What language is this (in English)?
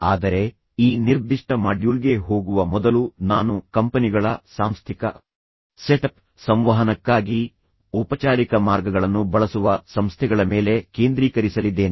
Kannada